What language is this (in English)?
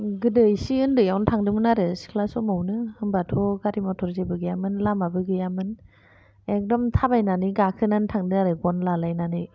Bodo